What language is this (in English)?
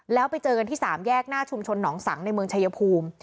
Thai